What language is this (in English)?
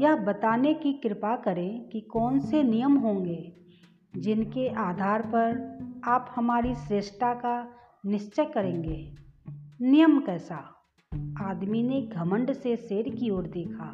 Hindi